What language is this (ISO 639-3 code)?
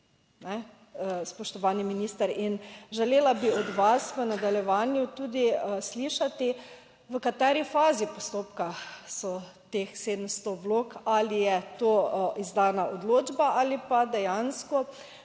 slv